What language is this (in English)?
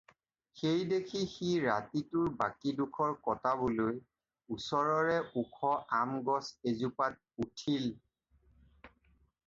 Assamese